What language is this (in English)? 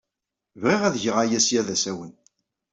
Kabyle